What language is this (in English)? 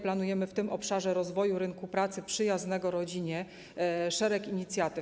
Polish